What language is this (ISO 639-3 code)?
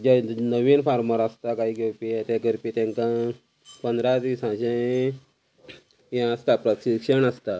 kok